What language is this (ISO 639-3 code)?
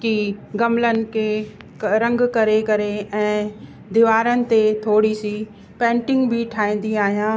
snd